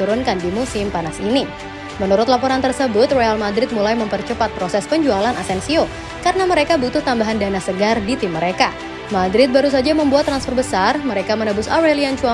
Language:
Indonesian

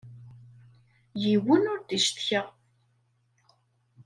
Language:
Kabyle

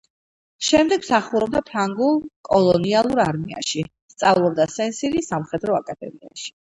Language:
Georgian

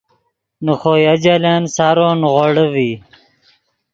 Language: Yidgha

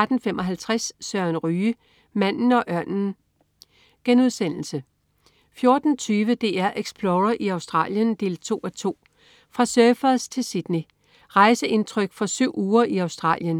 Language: Danish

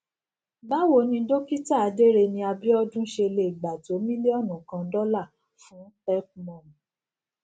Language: Yoruba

